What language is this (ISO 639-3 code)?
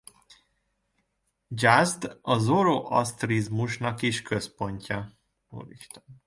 hun